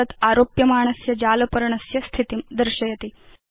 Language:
Sanskrit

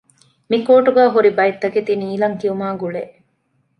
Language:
Divehi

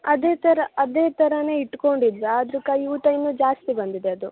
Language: Kannada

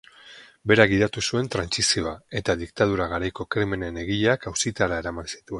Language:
Basque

